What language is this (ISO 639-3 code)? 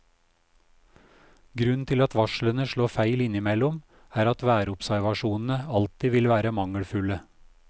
nor